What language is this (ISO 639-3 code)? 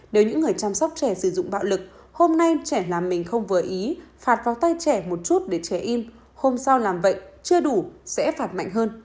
vie